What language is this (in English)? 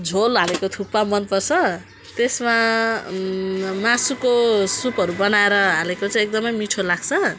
Nepali